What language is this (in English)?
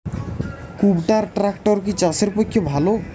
Bangla